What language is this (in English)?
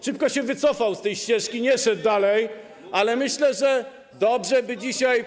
Polish